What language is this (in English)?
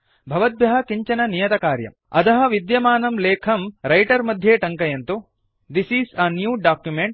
Sanskrit